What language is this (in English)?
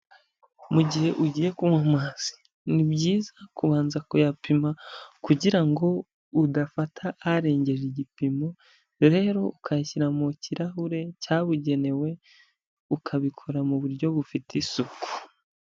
Kinyarwanda